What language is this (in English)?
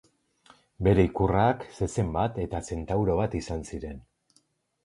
Basque